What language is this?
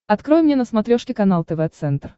Russian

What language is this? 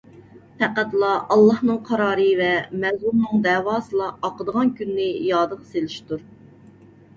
Uyghur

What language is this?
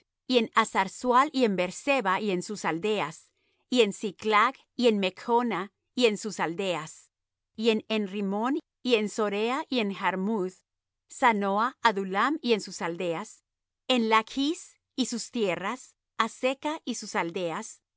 Spanish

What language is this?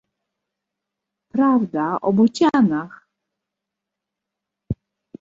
Polish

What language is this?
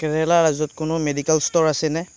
Assamese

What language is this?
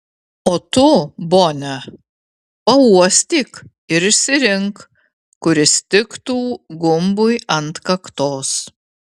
Lithuanian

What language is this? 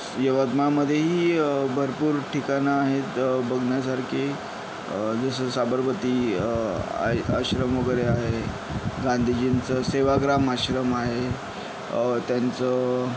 Marathi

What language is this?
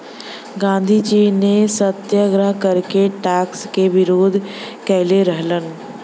Bhojpuri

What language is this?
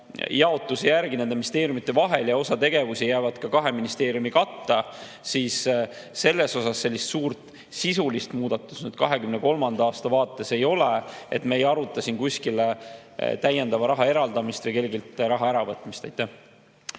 Estonian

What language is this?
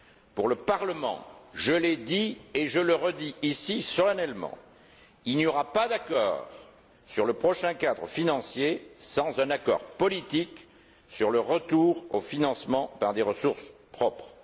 French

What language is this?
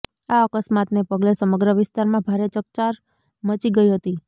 Gujarati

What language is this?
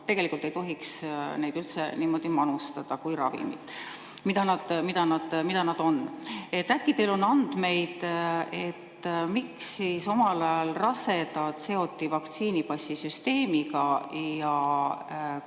Estonian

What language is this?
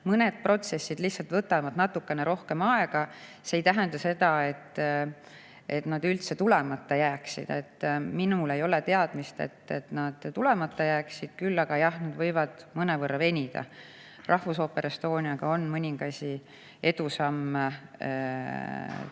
Estonian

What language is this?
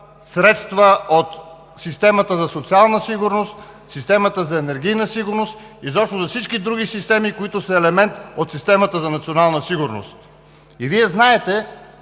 Bulgarian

